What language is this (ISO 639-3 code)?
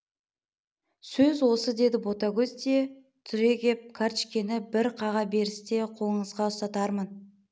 kaz